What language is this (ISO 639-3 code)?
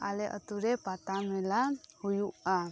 sat